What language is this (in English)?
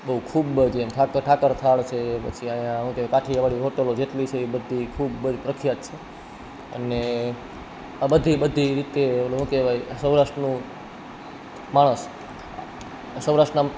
Gujarati